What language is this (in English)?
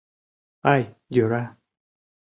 Mari